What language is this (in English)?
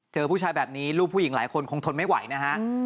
Thai